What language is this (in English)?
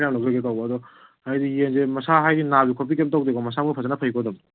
Manipuri